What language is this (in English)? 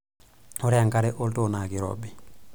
Masai